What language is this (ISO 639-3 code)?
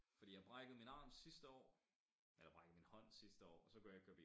dan